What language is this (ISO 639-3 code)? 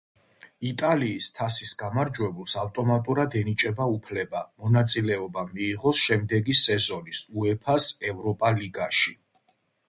kat